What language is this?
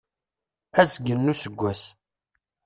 Kabyle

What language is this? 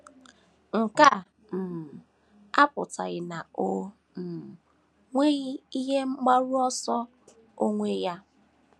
Igbo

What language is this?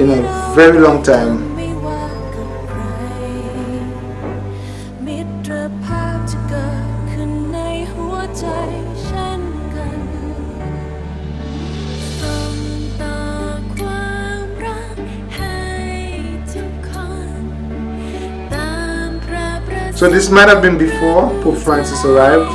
English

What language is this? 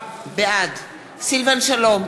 Hebrew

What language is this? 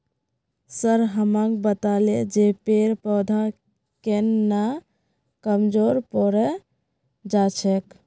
Magahi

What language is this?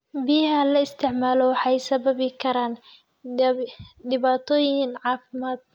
Somali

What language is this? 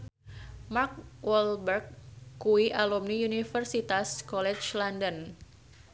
Javanese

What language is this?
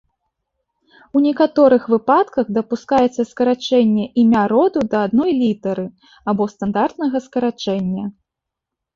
Belarusian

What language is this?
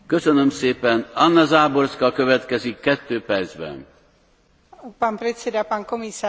Slovak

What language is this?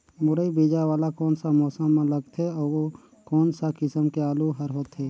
Chhattisgarhi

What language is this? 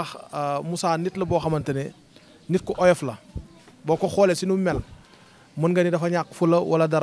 Indonesian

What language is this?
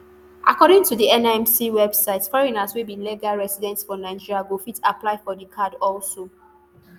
Nigerian Pidgin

